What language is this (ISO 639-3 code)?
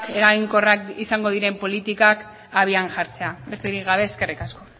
eus